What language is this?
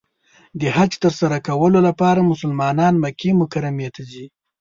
Pashto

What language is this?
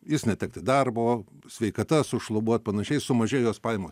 Lithuanian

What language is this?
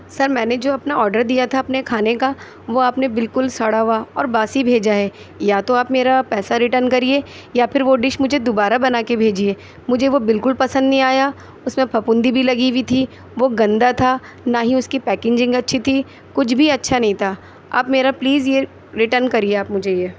Urdu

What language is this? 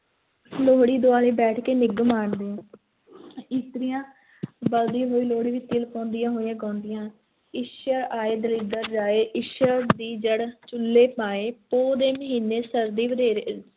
Punjabi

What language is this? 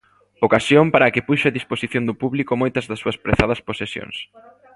Galician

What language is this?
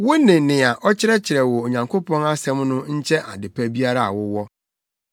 Akan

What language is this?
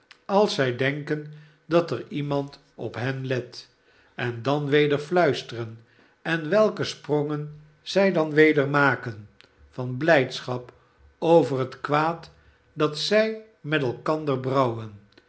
Dutch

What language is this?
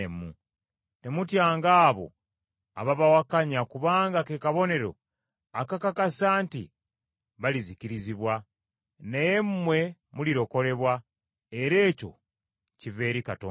Ganda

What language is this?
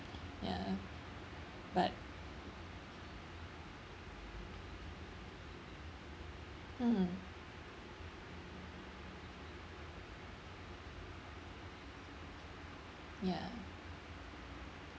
English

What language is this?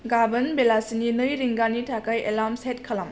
Bodo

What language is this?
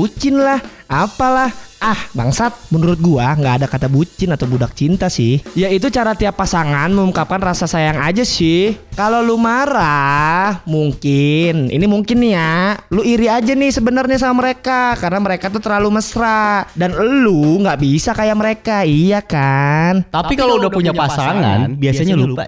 Indonesian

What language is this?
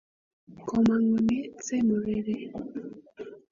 Kalenjin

